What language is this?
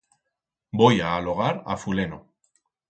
Aragonese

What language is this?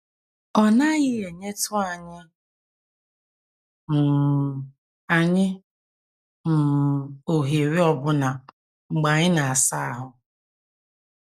Igbo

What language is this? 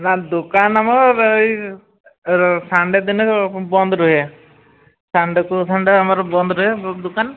Odia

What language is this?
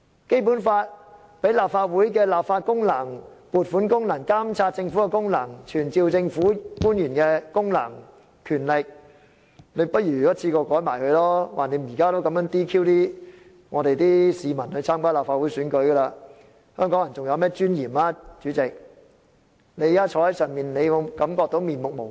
Cantonese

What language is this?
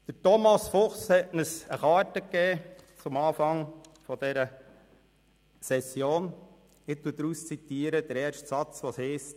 Swiss German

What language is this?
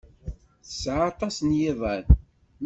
Kabyle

